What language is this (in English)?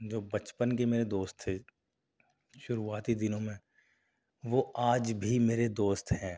Urdu